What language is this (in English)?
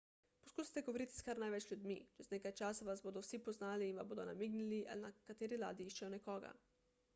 Slovenian